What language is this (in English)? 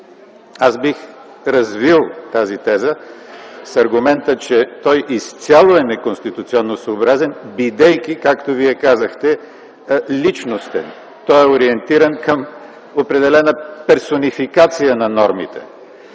Bulgarian